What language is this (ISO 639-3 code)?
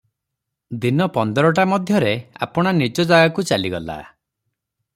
ori